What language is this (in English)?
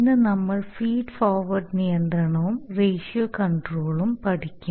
Malayalam